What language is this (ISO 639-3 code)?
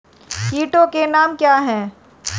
hin